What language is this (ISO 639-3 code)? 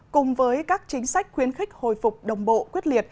vie